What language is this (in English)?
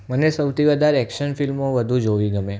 Gujarati